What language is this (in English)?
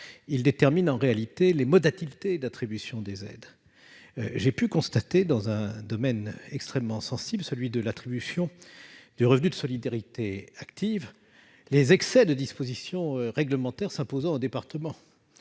French